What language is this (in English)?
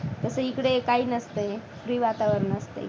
Marathi